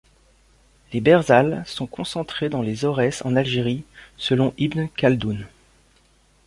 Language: French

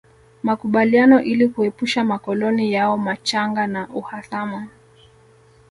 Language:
Swahili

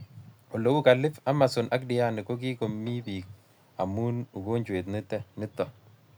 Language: Kalenjin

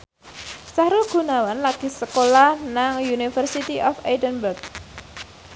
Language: Javanese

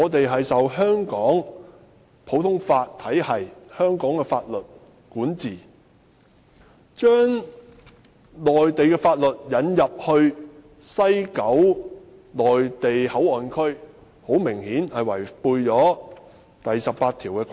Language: Cantonese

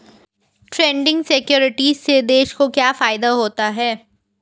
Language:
Hindi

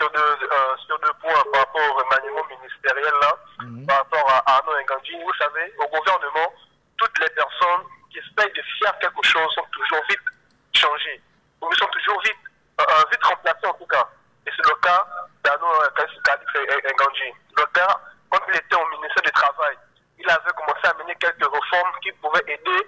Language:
French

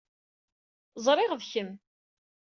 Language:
Kabyle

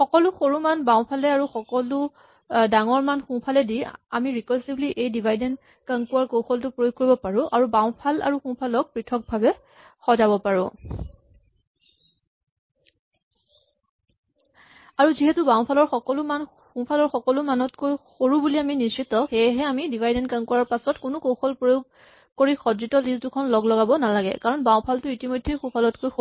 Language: Assamese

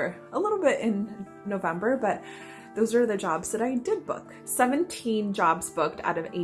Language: English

